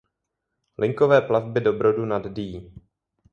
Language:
Czech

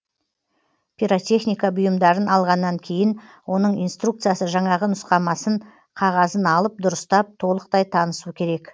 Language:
Kazakh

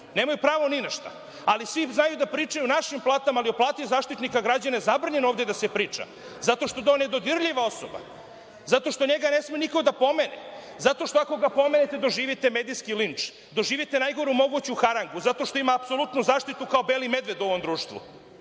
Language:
Serbian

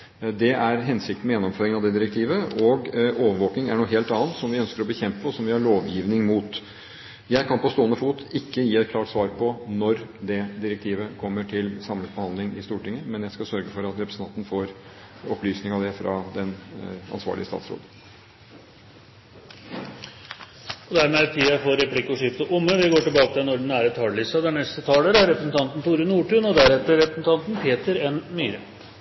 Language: Norwegian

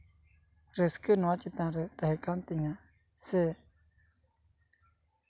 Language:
Santali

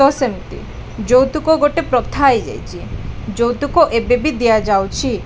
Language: Odia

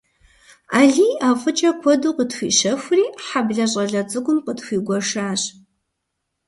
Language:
Kabardian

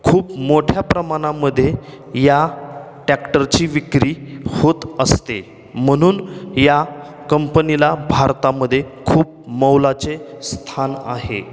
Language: Marathi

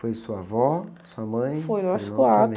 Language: Portuguese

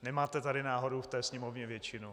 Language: Czech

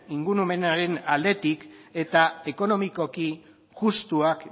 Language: Basque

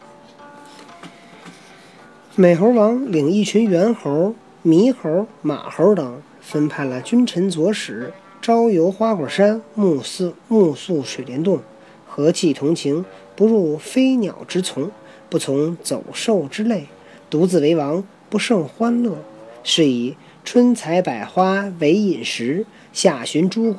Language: Chinese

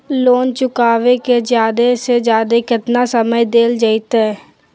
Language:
Magahi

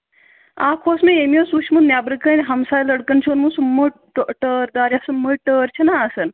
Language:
Kashmiri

